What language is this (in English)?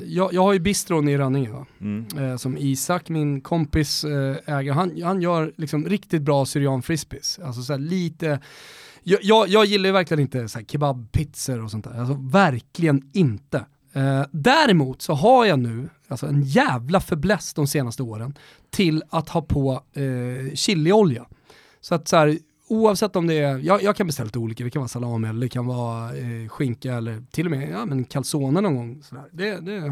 Swedish